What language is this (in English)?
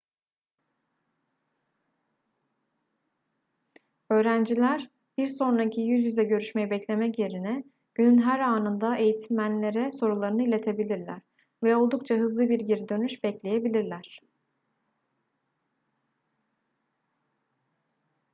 Turkish